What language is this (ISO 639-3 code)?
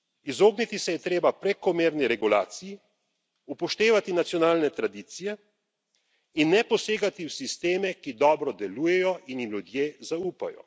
slv